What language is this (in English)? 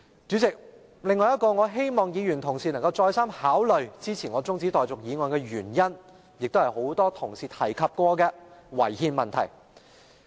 Cantonese